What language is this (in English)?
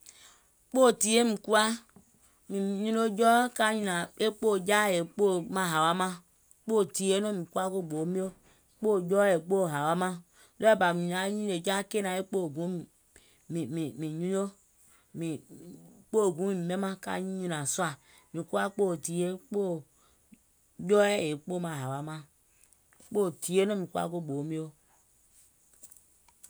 Gola